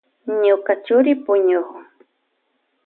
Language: Loja Highland Quichua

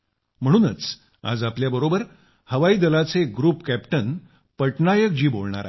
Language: Marathi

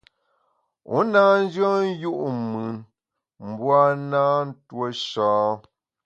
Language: Bamun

